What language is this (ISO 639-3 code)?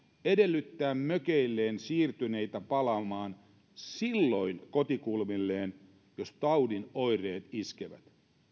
fin